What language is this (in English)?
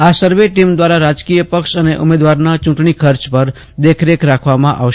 Gujarati